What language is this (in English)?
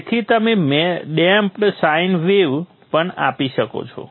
Gujarati